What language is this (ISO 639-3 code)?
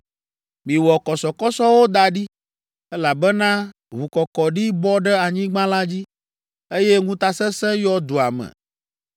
ewe